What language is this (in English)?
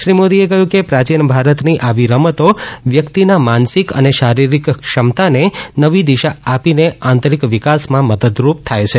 Gujarati